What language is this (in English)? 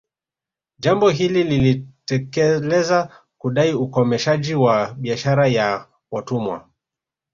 Swahili